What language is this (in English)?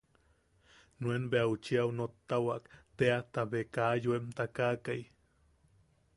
Yaqui